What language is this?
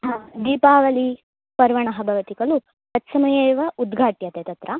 Sanskrit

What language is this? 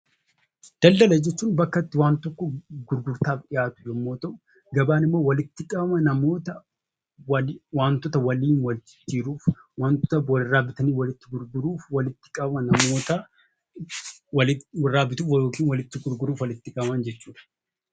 Oromo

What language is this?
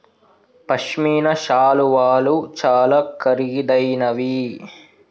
Telugu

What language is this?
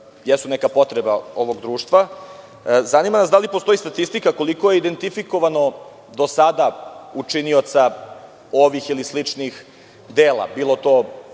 Serbian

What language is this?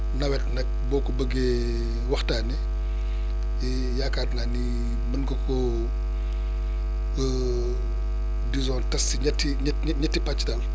Wolof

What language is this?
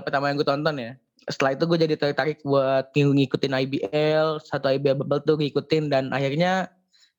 Indonesian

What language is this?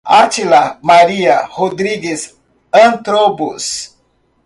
Portuguese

